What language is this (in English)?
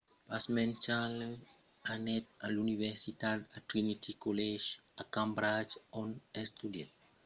Occitan